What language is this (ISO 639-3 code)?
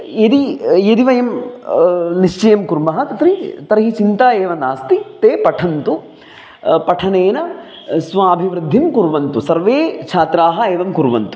san